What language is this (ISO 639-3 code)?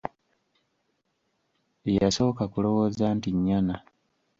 lug